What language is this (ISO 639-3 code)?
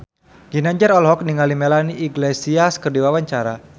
sun